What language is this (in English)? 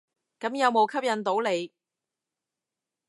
Cantonese